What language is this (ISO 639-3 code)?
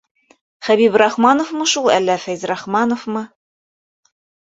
bak